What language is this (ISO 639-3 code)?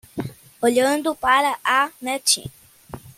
por